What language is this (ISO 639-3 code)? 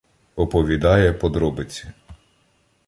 ukr